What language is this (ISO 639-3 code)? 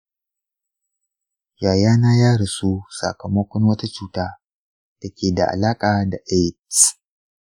hau